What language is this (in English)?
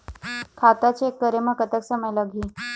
Chhattisgarhi